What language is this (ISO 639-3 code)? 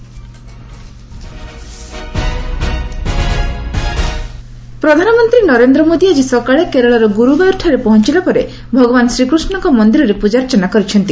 ori